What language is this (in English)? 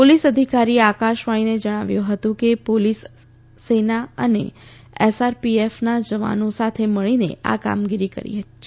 Gujarati